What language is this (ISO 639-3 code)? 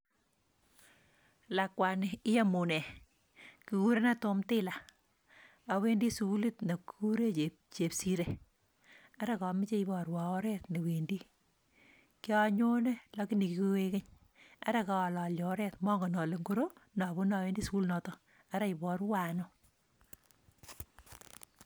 kln